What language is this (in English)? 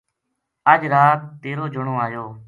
Gujari